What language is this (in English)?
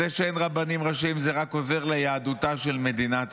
Hebrew